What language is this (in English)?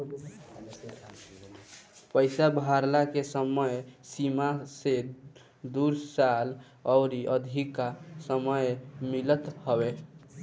Bhojpuri